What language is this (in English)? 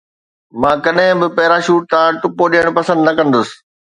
Sindhi